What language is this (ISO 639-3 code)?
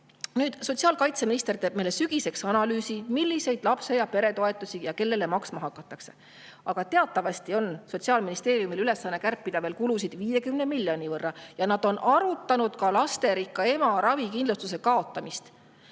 est